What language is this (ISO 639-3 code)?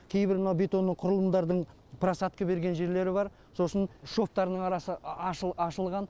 kaz